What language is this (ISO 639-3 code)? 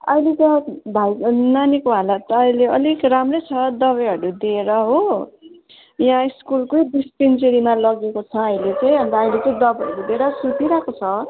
nep